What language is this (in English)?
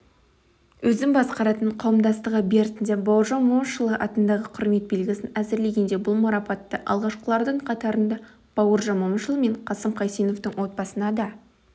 Kazakh